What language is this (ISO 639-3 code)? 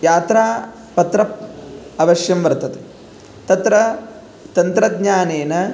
san